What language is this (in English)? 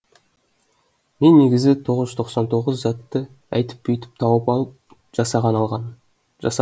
Kazakh